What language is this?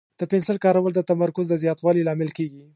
Pashto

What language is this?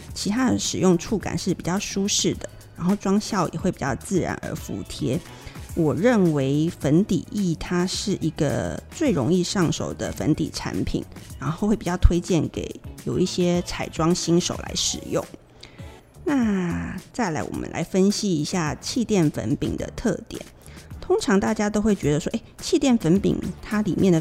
Chinese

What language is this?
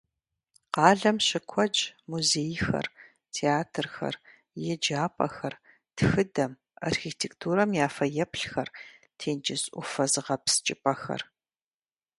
Kabardian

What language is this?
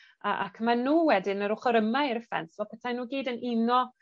Welsh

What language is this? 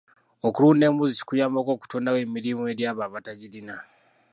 Ganda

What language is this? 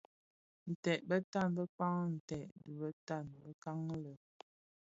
Bafia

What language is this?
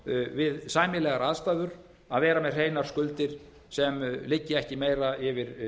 Icelandic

